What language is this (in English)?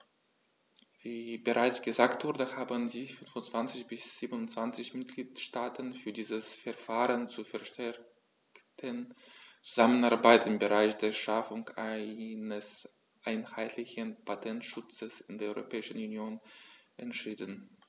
German